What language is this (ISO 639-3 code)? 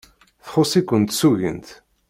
kab